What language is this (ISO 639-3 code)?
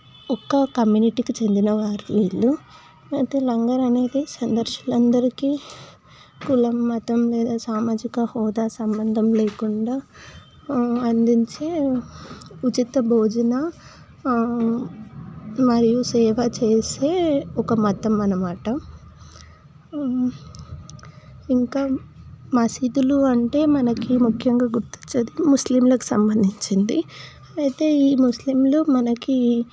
tel